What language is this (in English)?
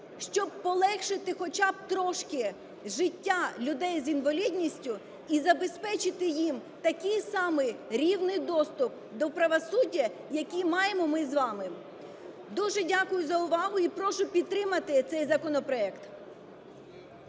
Ukrainian